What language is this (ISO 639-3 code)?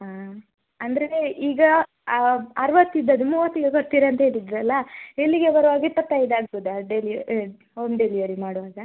kan